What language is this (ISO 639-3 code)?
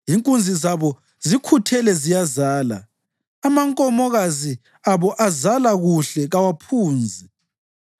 nde